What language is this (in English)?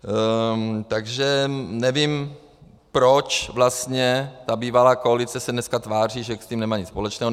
Czech